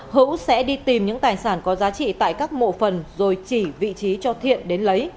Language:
Vietnamese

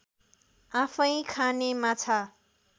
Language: Nepali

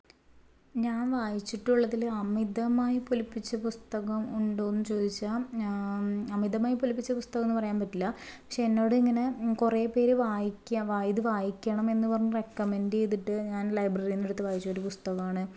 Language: Malayalam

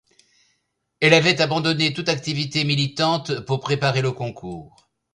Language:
French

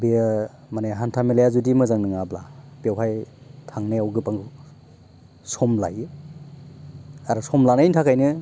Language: Bodo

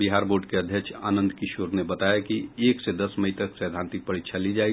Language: Hindi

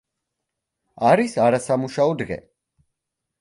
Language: Georgian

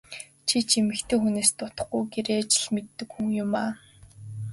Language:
Mongolian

